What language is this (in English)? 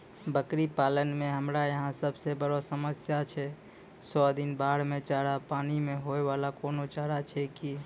Maithili